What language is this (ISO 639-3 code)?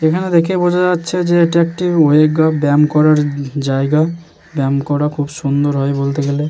ben